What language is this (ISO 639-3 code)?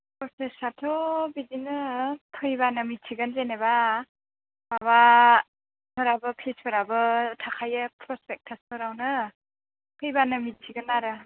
brx